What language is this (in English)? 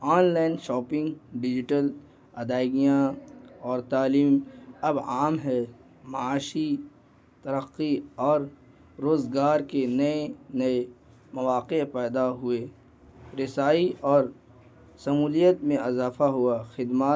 Urdu